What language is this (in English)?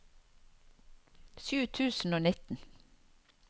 Norwegian